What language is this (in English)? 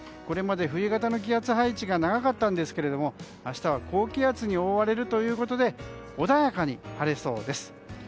Japanese